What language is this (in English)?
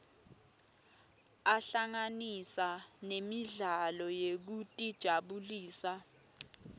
Swati